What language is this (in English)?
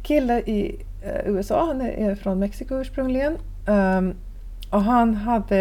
Swedish